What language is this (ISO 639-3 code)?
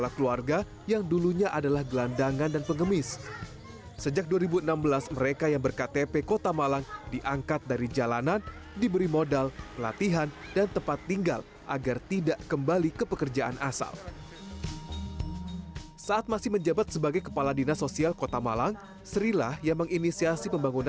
ind